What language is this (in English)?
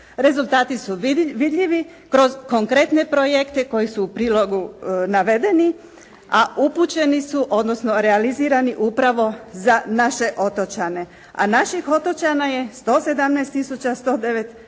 Croatian